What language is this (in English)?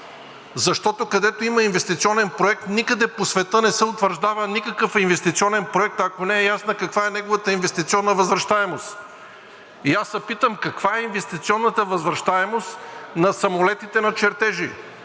Bulgarian